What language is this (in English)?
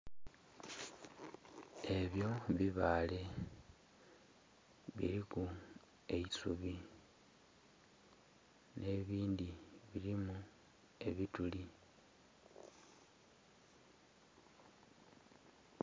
Soga